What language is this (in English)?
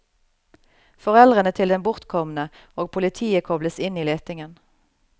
Norwegian